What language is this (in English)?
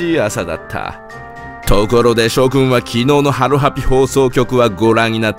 Japanese